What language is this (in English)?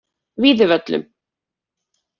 Icelandic